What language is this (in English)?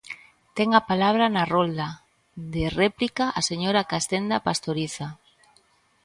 Galician